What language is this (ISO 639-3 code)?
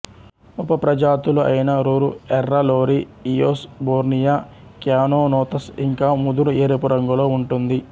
tel